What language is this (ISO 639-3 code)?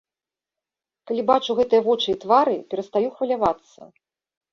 bel